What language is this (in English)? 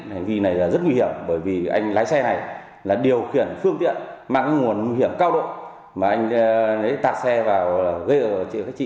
Vietnamese